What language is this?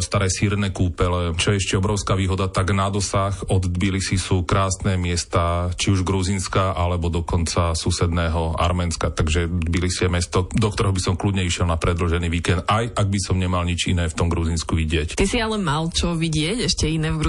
Slovak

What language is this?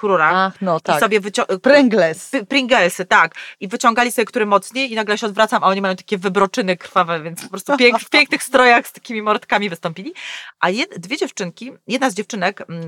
Polish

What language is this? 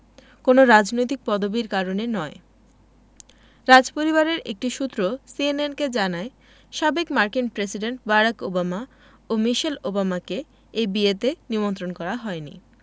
Bangla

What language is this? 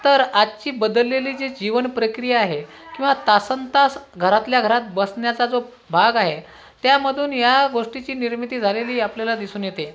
Marathi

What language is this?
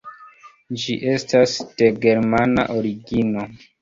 Esperanto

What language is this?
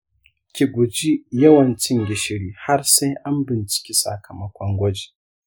Hausa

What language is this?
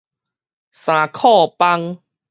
Min Nan Chinese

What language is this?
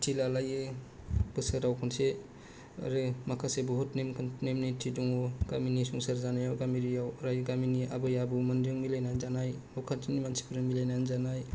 Bodo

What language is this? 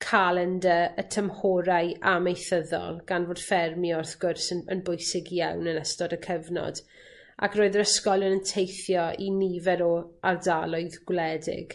Welsh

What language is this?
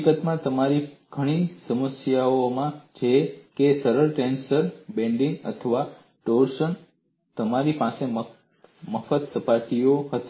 Gujarati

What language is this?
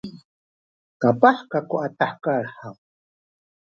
Sakizaya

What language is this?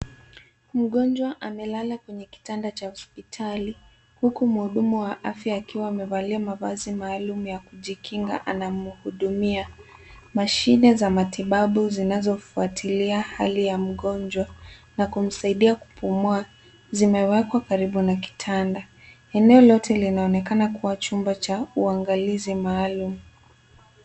Swahili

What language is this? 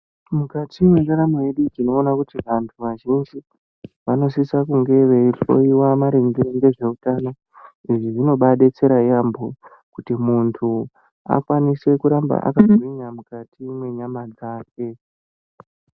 Ndau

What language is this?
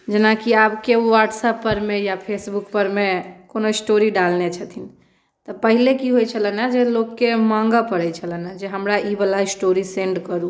Maithili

